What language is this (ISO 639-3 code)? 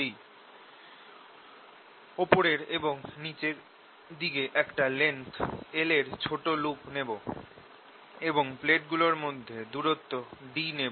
ben